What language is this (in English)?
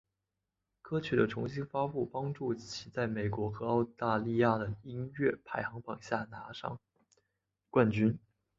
Chinese